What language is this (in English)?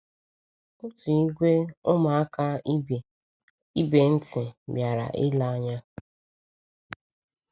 Igbo